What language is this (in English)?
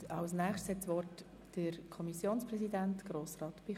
Swiss German